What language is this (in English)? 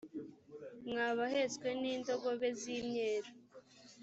Kinyarwanda